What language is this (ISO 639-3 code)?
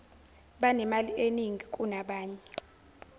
zul